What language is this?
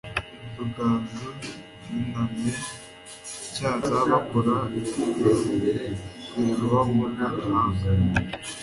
Kinyarwanda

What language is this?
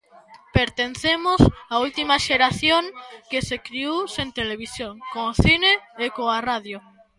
Galician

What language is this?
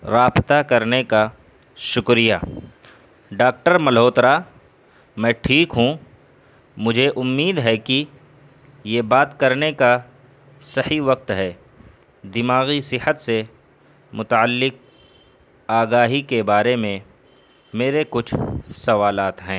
Urdu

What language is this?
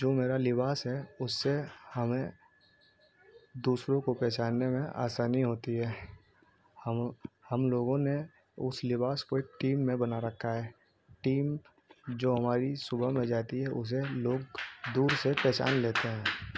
Urdu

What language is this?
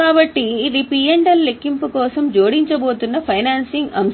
Telugu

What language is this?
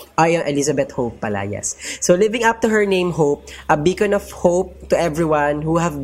Filipino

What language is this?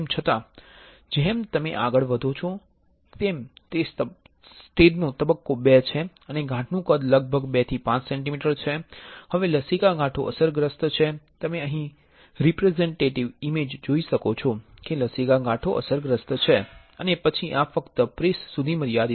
Gujarati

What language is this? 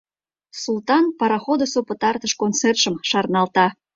Mari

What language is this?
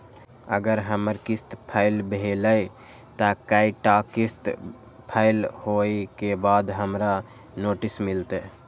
Maithili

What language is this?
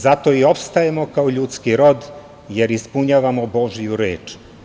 Serbian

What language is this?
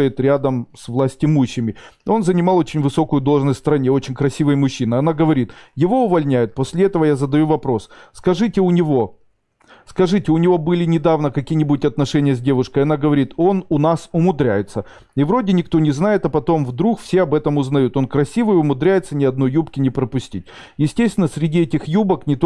Russian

